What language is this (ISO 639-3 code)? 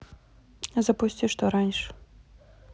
rus